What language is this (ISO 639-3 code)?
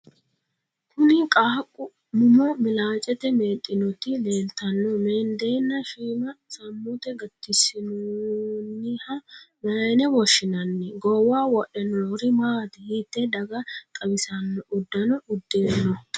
sid